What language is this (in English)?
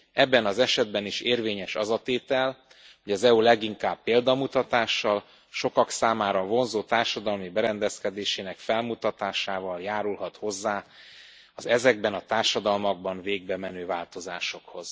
Hungarian